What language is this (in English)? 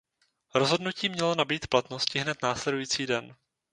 Czech